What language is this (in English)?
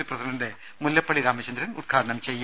Malayalam